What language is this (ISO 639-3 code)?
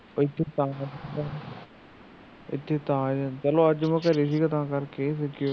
pan